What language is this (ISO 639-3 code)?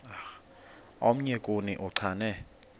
xho